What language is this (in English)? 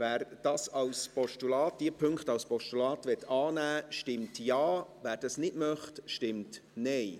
Swiss German